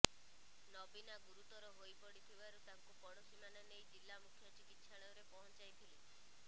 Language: Odia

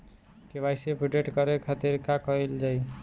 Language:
Bhojpuri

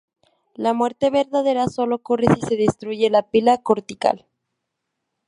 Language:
Spanish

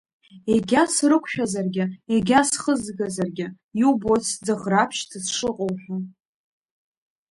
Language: Abkhazian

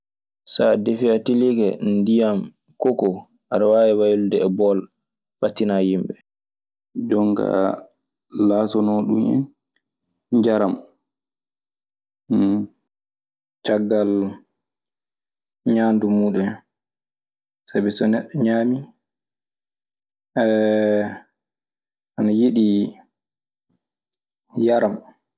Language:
Maasina Fulfulde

